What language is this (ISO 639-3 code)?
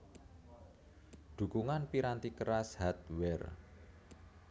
jav